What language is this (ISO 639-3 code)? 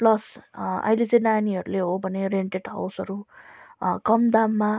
nep